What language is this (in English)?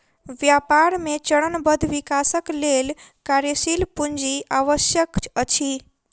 Maithili